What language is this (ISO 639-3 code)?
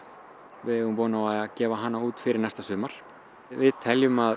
isl